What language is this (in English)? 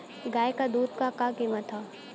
Bhojpuri